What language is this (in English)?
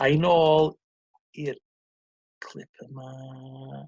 Welsh